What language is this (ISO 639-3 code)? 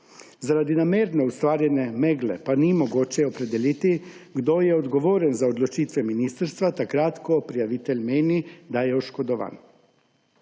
slv